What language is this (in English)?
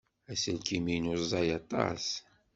Kabyle